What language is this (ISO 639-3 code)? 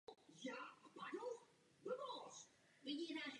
ces